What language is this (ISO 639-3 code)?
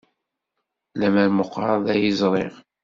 kab